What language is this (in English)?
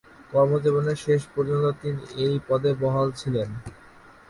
Bangla